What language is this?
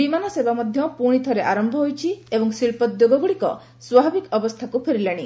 Odia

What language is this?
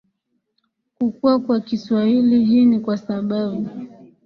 Swahili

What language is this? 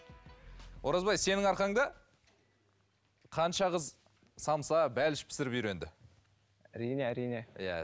Kazakh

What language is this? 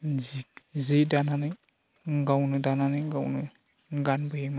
Bodo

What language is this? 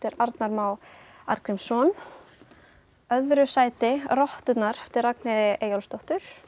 Icelandic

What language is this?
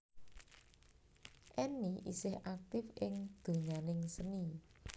Javanese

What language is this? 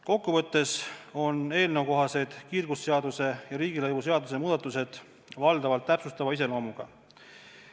Estonian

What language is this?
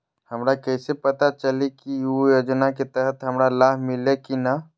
Magahi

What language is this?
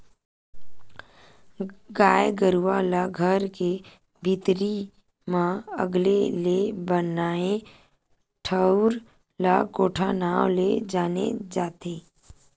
Chhattisgarhi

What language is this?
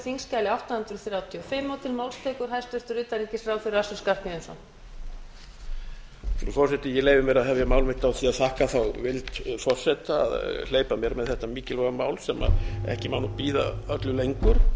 Icelandic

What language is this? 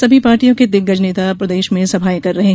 Hindi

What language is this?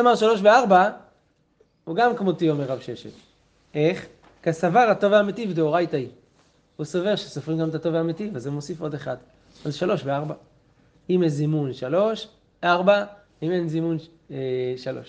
Hebrew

